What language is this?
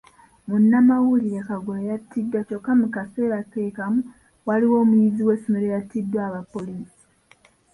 Ganda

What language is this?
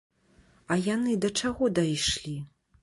Belarusian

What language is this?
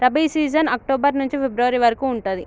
Telugu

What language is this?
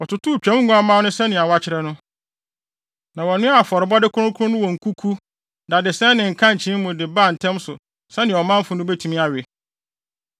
Akan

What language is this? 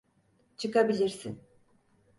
Turkish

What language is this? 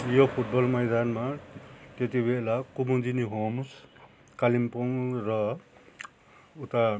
Nepali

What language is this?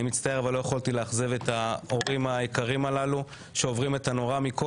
Hebrew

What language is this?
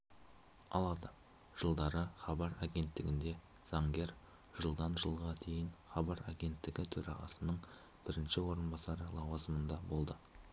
Kazakh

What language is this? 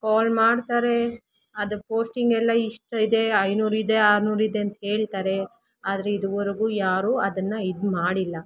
Kannada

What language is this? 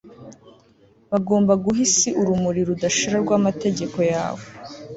Kinyarwanda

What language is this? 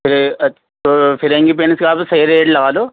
Urdu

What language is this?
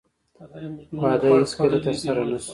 Pashto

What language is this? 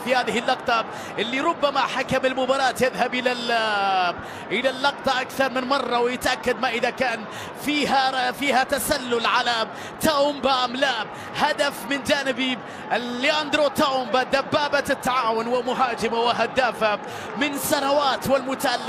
Arabic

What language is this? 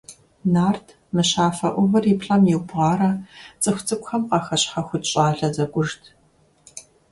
Kabardian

